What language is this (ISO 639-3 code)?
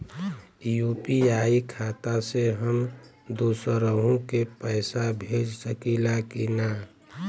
bho